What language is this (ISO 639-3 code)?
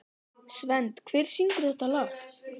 isl